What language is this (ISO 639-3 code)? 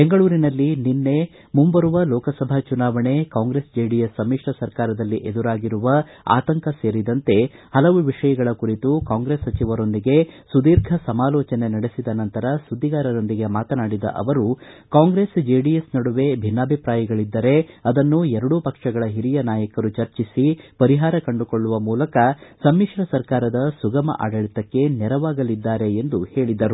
kan